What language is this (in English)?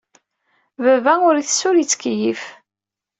Kabyle